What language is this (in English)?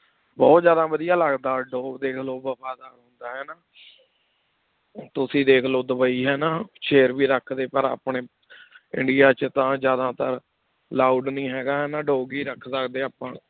Punjabi